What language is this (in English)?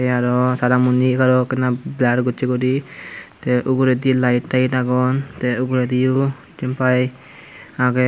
Chakma